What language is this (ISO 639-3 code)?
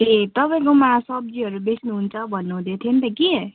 nep